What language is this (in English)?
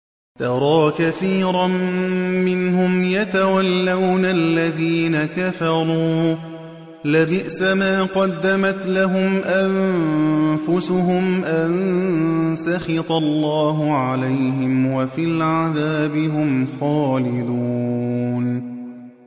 Arabic